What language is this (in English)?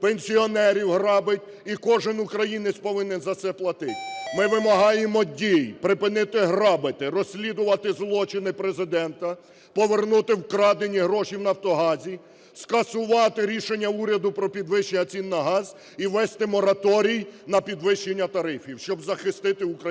Ukrainian